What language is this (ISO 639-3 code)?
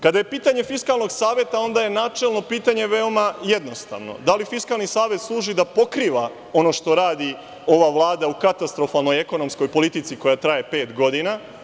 srp